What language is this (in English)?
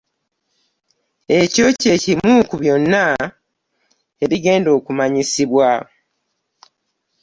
Ganda